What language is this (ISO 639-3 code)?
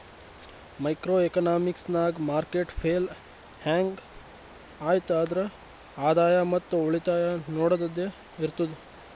kan